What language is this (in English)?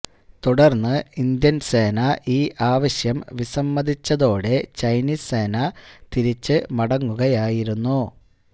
Malayalam